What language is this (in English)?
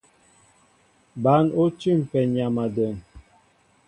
Mbo (Cameroon)